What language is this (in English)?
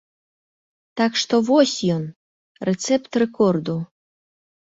Belarusian